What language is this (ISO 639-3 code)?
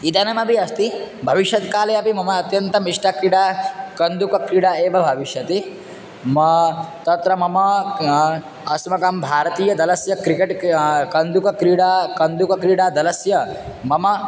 san